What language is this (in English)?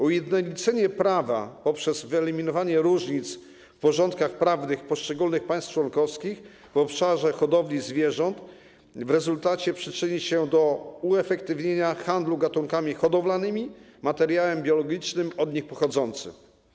Polish